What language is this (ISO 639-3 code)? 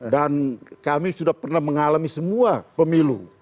ind